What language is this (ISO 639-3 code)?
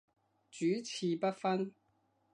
yue